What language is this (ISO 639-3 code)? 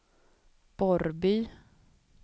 swe